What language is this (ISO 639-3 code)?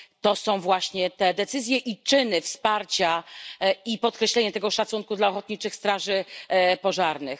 pol